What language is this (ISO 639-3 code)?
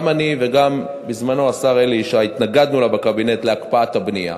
heb